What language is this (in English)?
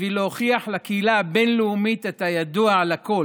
Hebrew